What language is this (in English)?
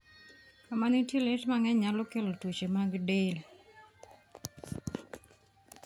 Luo (Kenya and Tanzania)